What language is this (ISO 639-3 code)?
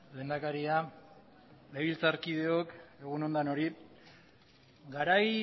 eus